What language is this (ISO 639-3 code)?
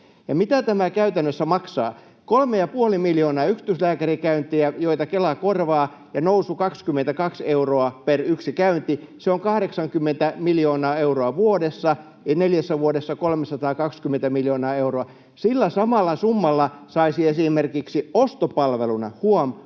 fin